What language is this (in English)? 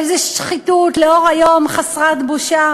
Hebrew